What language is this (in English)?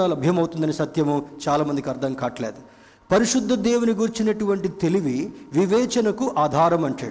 Telugu